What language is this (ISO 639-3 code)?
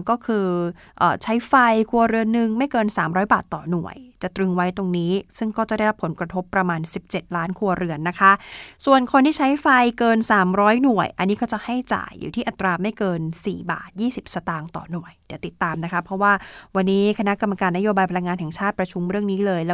tha